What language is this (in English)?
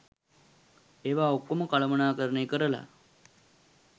Sinhala